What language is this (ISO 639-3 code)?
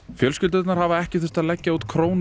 isl